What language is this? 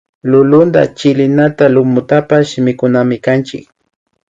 Imbabura Highland Quichua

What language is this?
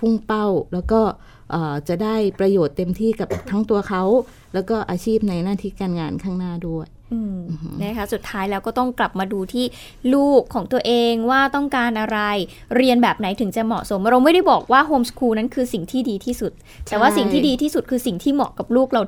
Thai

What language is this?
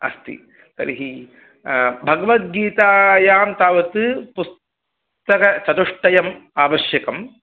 Sanskrit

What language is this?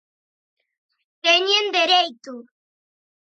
Galician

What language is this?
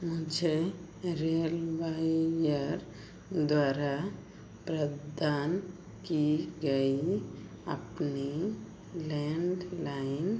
Hindi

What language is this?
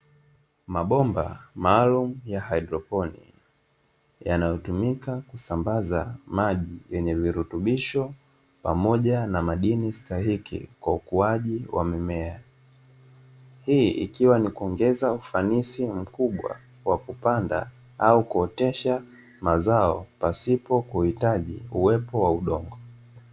Swahili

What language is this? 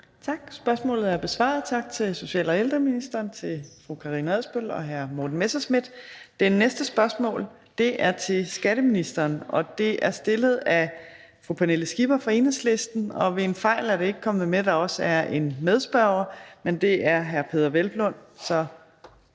Danish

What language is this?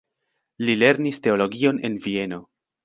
Esperanto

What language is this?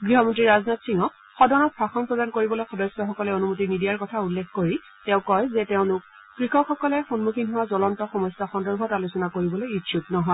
Assamese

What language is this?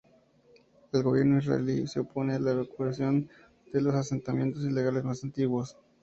Spanish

